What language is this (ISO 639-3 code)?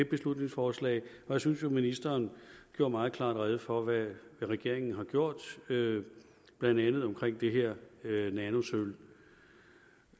dan